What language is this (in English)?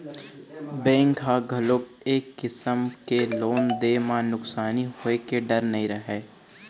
Chhattisgarhi